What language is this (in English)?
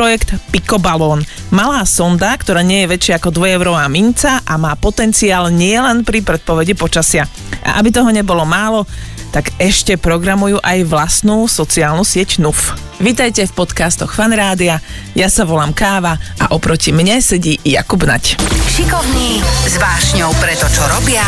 Slovak